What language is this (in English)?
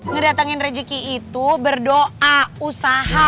Indonesian